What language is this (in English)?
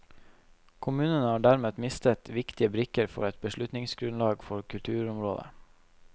Norwegian